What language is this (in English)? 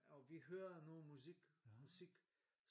Danish